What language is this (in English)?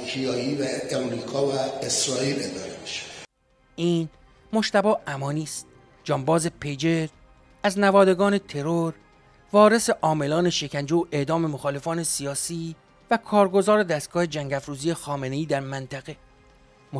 Persian